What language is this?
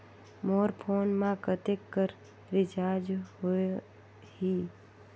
Chhattisgarhi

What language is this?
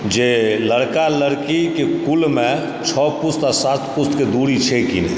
Maithili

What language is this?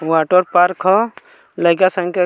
Bhojpuri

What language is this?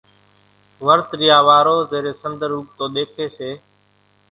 Kachi Koli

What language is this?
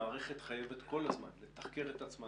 Hebrew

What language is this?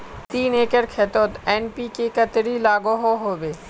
Magahi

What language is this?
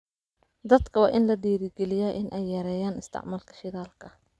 Somali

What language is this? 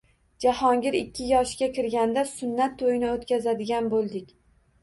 Uzbek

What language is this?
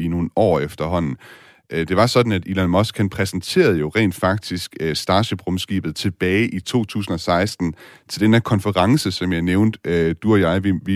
Danish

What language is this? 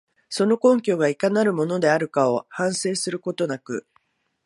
Japanese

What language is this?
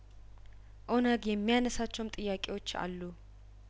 Amharic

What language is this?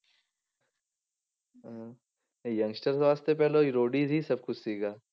Punjabi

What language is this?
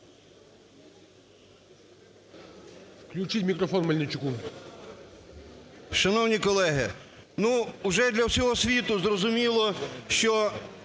Ukrainian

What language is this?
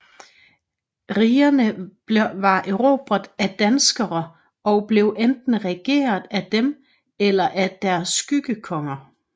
Danish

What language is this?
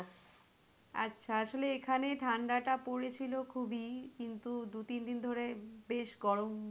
Bangla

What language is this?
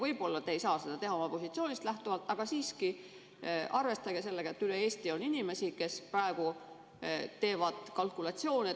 Estonian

